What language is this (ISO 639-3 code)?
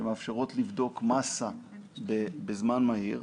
heb